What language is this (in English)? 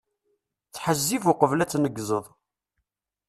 Kabyle